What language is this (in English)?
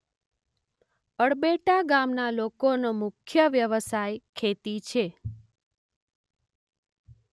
Gujarati